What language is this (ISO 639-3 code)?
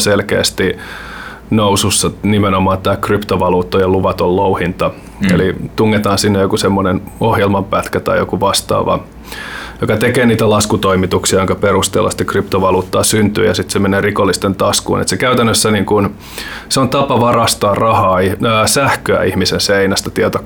fin